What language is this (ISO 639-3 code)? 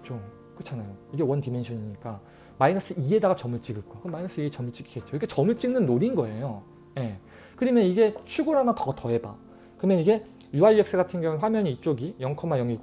kor